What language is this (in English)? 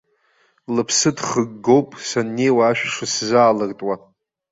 Abkhazian